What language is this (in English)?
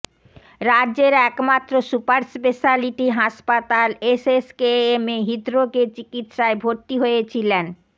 Bangla